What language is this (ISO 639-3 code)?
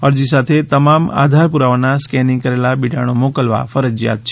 guj